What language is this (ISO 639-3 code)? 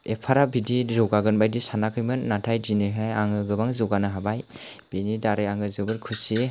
brx